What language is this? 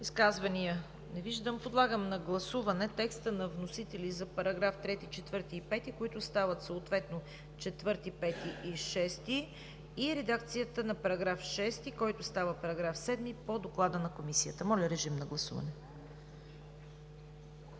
Bulgarian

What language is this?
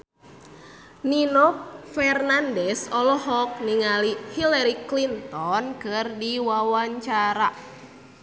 Sundanese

